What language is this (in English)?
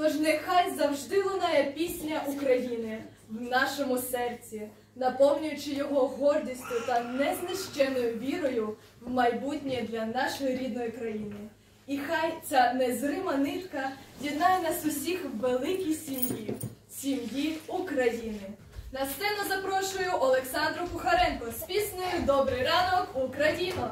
Ukrainian